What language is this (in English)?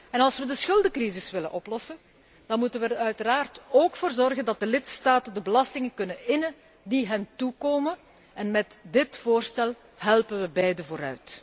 Dutch